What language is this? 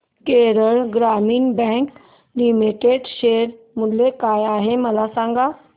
Marathi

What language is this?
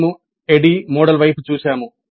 Telugu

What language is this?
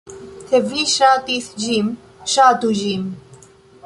Esperanto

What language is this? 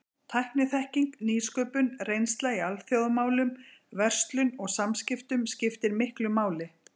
Icelandic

